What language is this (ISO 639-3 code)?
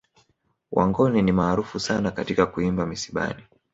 swa